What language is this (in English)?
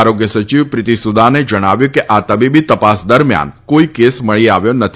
Gujarati